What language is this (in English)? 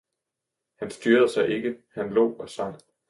Danish